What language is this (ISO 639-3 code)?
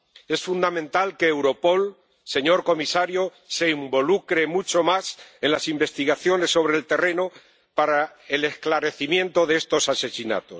spa